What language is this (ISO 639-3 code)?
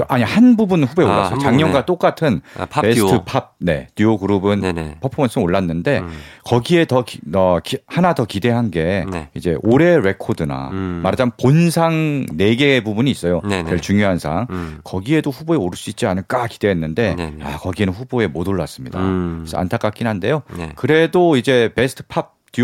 kor